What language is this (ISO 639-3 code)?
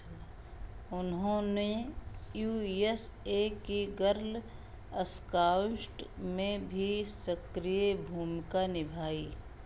hin